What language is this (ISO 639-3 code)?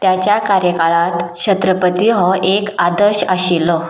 kok